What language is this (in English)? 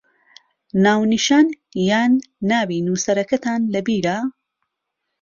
Central Kurdish